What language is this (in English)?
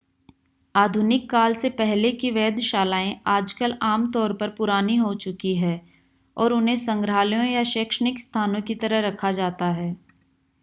Hindi